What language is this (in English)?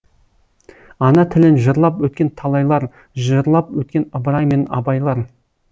Kazakh